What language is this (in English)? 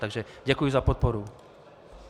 Czech